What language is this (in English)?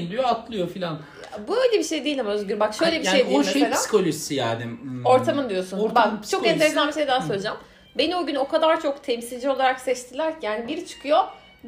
Turkish